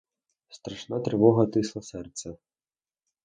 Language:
Ukrainian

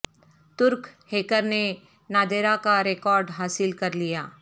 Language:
Urdu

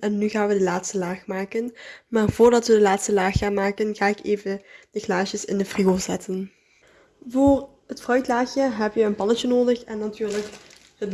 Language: Dutch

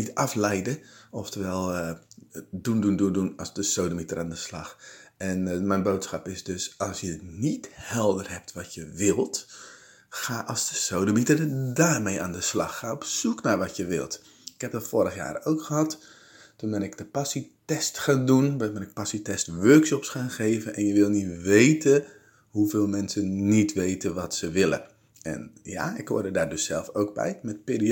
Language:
Dutch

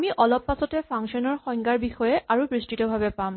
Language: Assamese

